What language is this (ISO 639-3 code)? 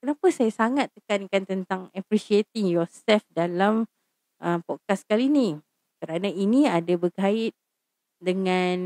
msa